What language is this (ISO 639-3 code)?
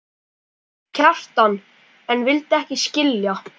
isl